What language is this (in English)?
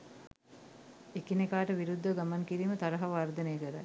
Sinhala